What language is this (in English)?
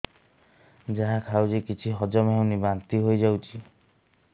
Odia